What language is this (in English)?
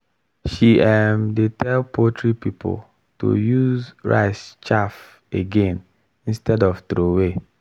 Nigerian Pidgin